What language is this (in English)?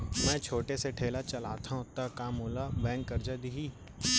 Chhattisgarhi